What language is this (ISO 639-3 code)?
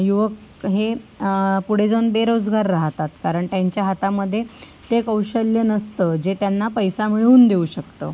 mar